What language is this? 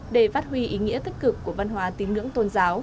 Vietnamese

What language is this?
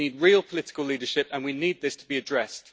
English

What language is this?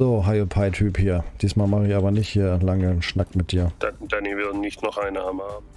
German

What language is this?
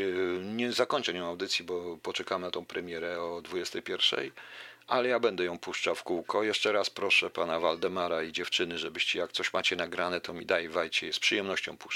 Polish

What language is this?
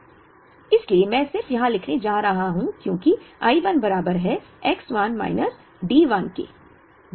Hindi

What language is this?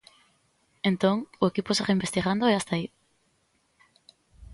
Galician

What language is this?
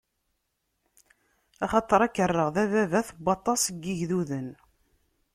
Kabyle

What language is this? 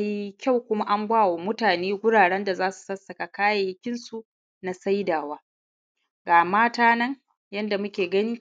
Hausa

